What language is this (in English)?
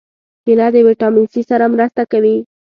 Pashto